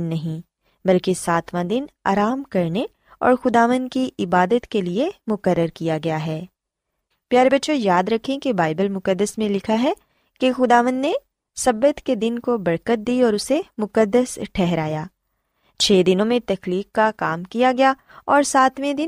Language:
Urdu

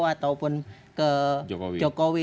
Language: Indonesian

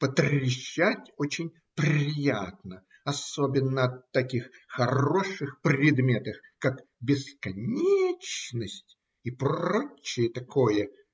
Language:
Russian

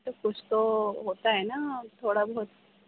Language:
Urdu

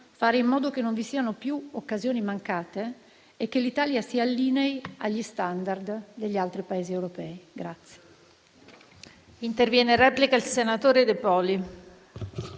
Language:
Italian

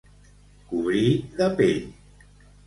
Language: Catalan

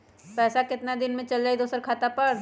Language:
Magahi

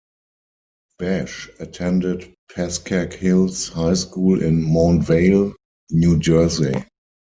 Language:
English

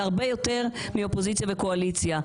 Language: Hebrew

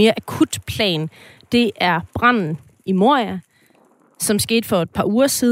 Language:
Danish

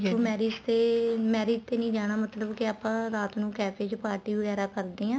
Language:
Punjabi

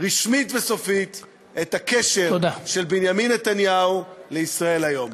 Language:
Hebrew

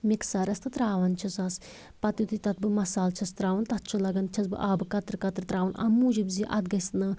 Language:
Kashmiri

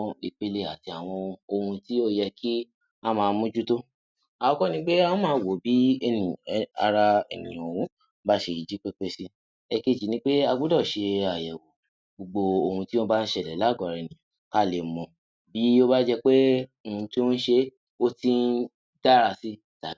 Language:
Yoruba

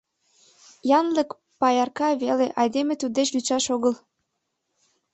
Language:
Mari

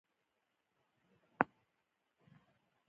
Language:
Pashto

